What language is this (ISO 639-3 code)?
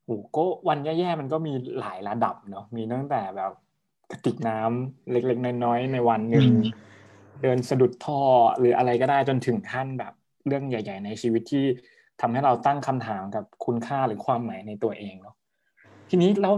tha